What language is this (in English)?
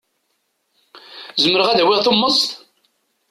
Kabyle